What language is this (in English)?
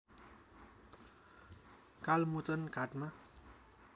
Nepali